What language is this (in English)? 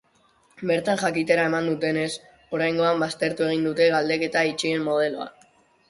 Basque